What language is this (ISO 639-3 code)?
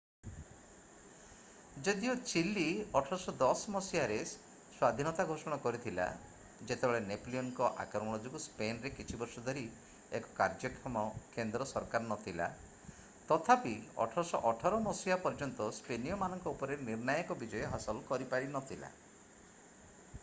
ori